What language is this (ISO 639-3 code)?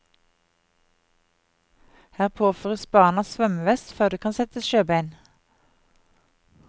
nor